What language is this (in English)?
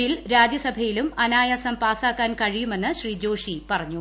Malayalam